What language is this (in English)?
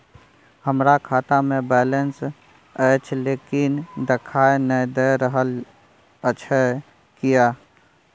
Maithili